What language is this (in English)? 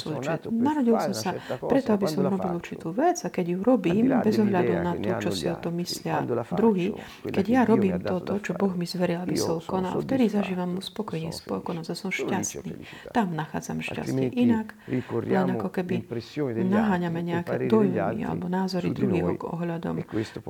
Slovak